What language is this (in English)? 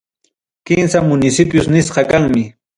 Ayacucho Quechua